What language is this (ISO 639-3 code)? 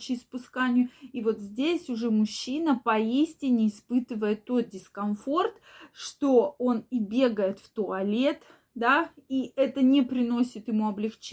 rus